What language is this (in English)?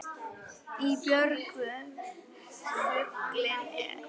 Icelandic